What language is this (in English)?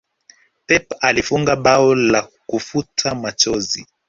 Swahili